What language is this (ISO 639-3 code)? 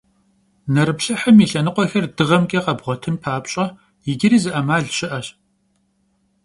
kbd